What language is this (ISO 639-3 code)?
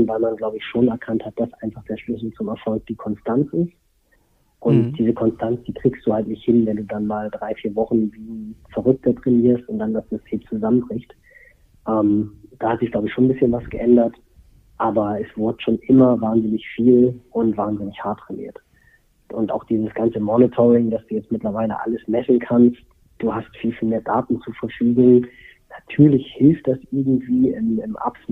deu